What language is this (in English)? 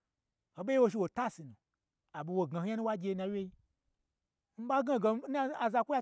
Gbagyi